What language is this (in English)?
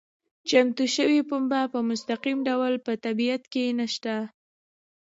Pashto